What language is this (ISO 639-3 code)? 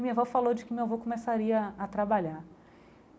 por